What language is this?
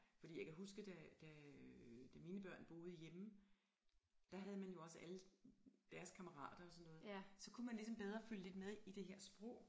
Danish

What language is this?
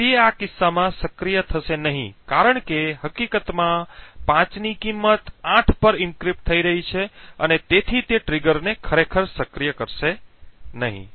Gujarati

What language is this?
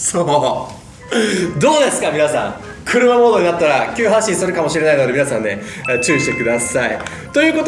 Japanese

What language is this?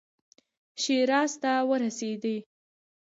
Pashto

